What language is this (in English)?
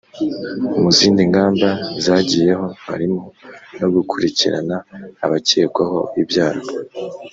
Kinyarwanda